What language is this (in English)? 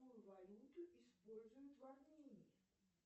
Russian